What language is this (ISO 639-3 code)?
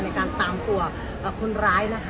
tha